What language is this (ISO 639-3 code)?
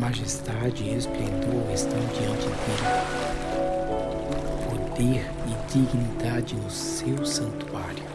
por